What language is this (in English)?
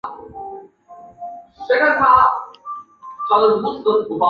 Chinese